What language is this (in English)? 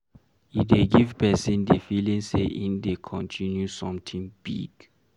Nigerian Pidgin